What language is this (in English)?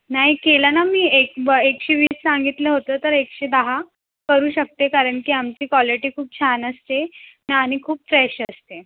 Marathi